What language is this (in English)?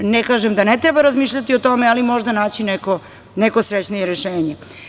Serbian